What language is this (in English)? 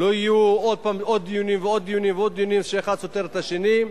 Hebrew